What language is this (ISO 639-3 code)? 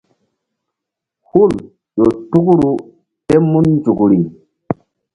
mdd